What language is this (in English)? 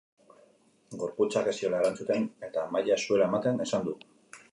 Basque